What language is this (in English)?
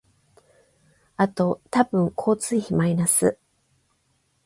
Japanese